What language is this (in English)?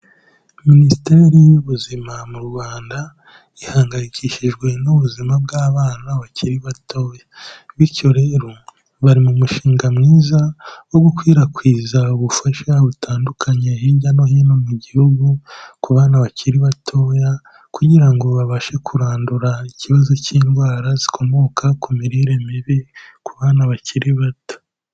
Kinyarwanda